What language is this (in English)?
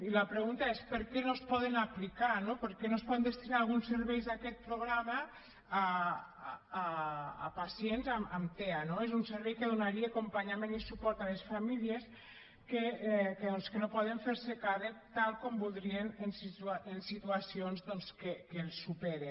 Catalan